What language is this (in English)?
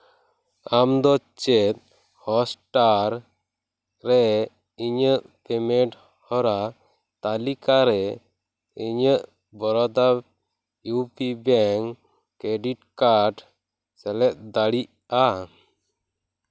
Santali